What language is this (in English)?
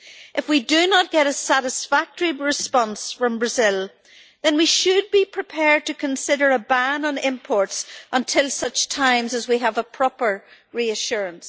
English